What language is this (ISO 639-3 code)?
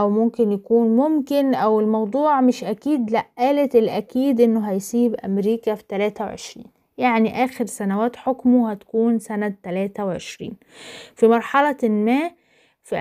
ara